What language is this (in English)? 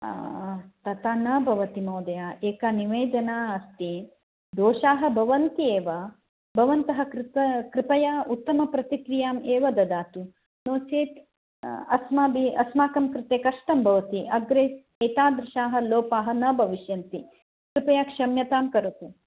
Sanskrit